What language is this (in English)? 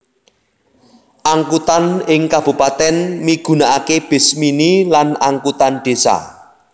Javanese